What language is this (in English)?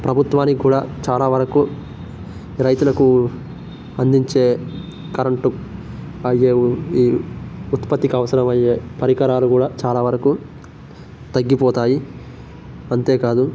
Telugu